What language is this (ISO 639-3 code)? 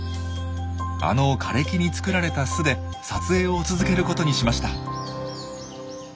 jpn